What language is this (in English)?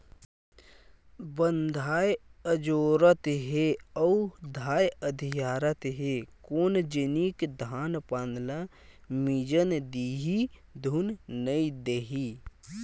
Chhattisgarhi